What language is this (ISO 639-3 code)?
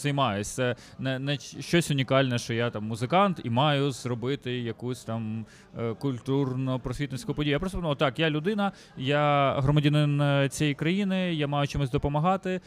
ukr